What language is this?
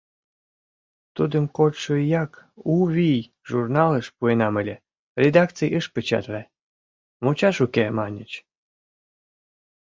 Mari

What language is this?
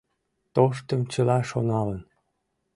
Mari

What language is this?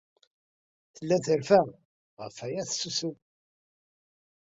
Kabyle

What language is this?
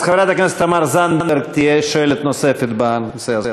Hebrew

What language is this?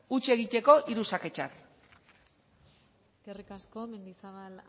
Basque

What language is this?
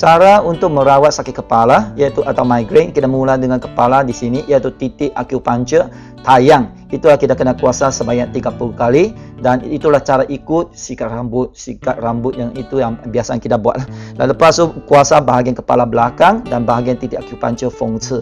Malay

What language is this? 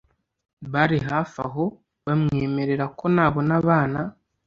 Kinyarwanda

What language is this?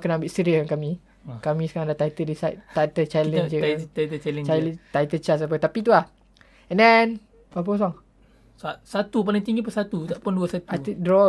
Malay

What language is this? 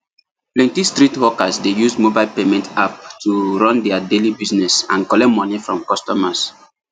Nigerian Pidgin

